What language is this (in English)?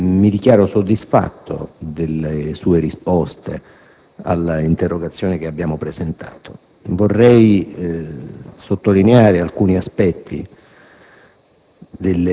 Italian